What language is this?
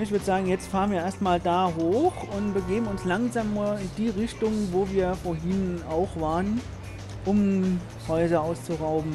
German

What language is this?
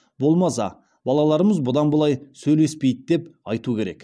Kazakh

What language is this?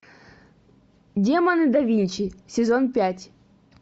Russian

